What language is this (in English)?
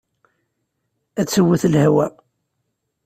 Kabyle